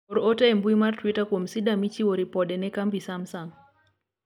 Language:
Luo (Kenya and Tanzania)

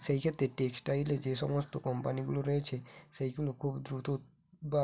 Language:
Bangla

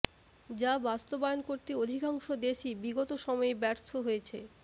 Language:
Bangla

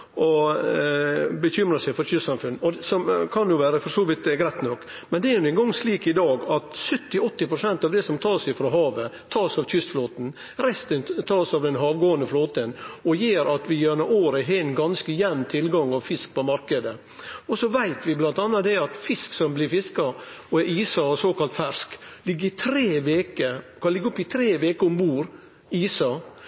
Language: Norwegian Nynorsk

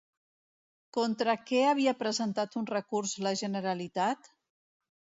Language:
Catalan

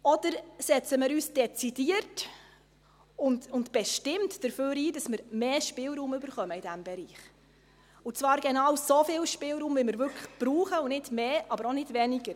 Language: Swiss German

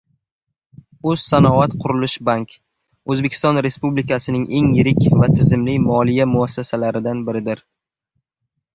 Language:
Uzbek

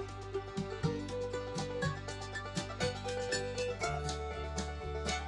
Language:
Japanese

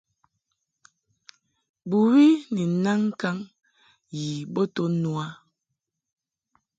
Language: Mungaka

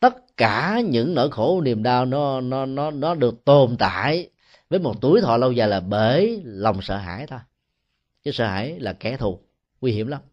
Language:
Vietnamese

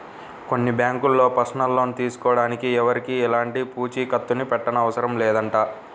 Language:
Telugu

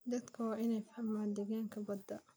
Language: Somali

